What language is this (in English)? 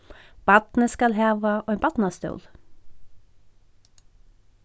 Faroese